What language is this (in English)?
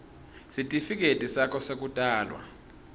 Swati